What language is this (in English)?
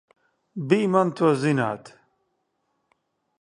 Latvian